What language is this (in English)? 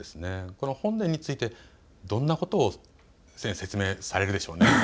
Japanese